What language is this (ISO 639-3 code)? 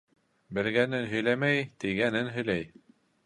bak